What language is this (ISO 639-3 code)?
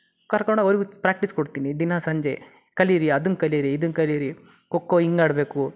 kan